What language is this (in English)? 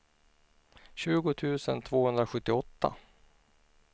Swedish